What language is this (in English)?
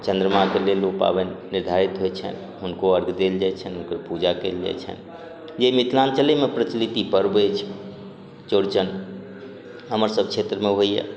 Maithili